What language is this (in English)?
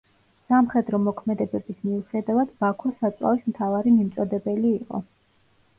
Georgian